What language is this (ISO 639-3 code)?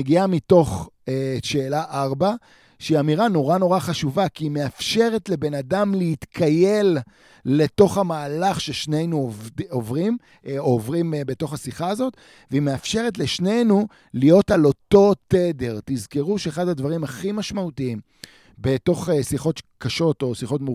heb